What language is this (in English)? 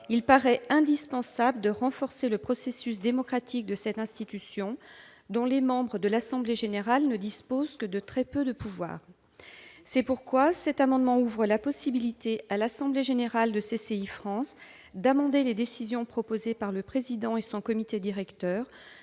French